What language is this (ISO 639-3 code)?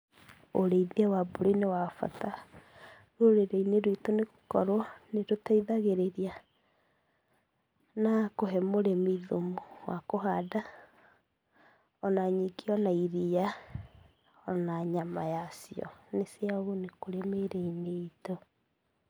kik